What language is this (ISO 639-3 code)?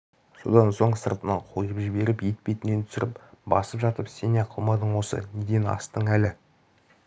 kaz